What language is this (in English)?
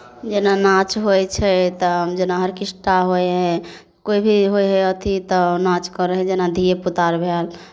Maithili